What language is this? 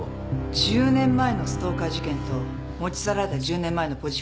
Japanese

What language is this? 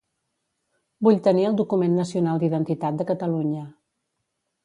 Catalan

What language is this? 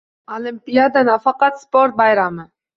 Uzbek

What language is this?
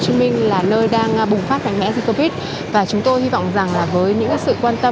Vietnamese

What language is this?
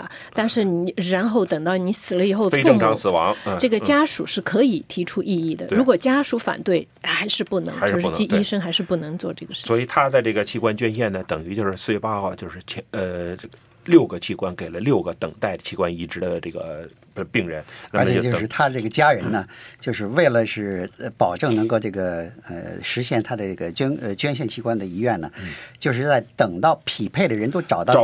Chinese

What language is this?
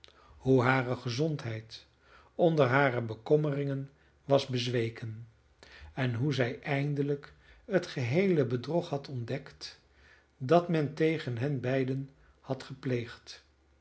Dutch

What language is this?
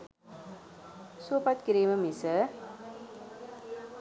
Sinhala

